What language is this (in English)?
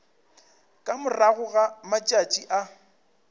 Northern Sotho